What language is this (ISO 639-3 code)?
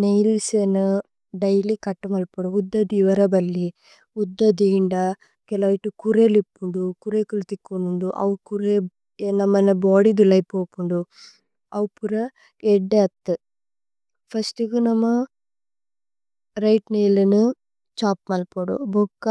tcy